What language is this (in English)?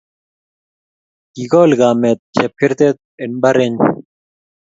Kalenjin